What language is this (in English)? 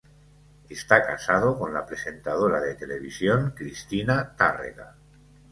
Spanish